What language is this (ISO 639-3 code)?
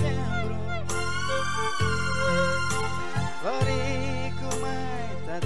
ind